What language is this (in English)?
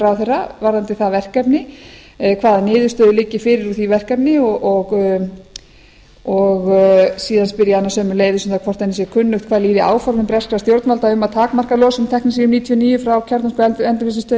Icelandic